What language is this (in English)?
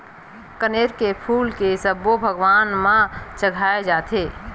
Chhattisgarhi